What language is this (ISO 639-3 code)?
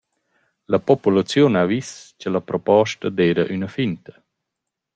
roh